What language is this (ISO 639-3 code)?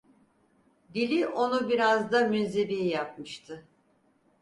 tur